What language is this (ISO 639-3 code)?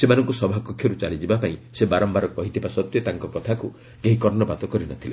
ori